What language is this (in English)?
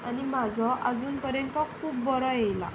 Konkani